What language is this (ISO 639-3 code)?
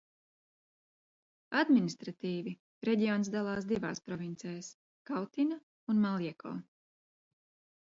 lav